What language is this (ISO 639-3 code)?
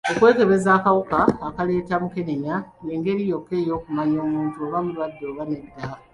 lug